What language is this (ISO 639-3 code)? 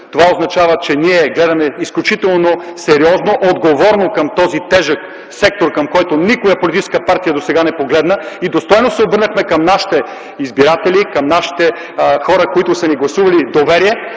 bul